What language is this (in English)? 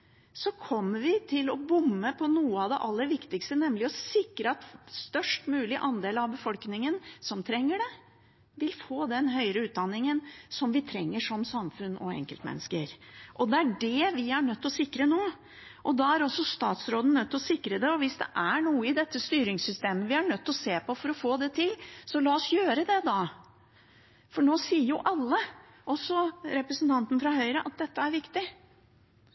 Norwegian Bokmål